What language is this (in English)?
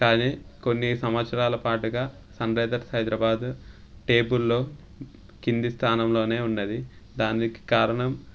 Telugu